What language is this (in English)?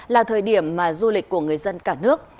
Vietnamese